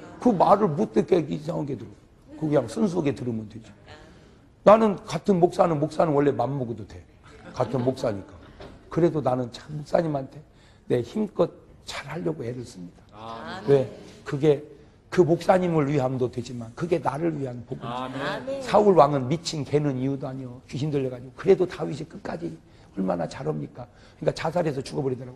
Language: Korean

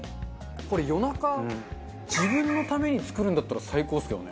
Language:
Japanese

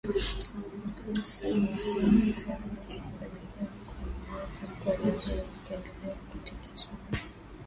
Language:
Swahili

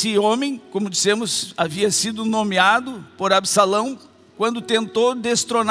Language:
Portuguese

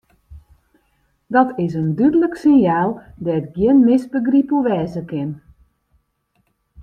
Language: Western Frisian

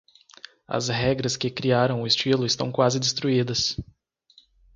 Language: Portuguese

